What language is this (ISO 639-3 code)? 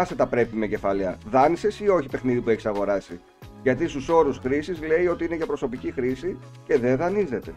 ell